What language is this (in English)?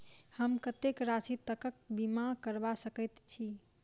Maithili